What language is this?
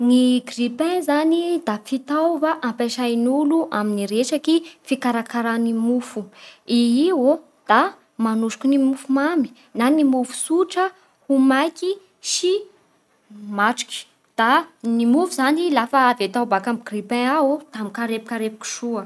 Bara Malagasy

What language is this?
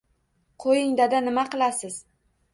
Uzbek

